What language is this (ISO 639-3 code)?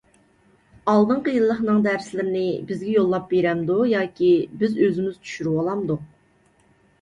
uig